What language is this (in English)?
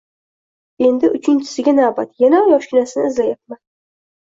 Uzbek